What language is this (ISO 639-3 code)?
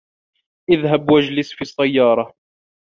ara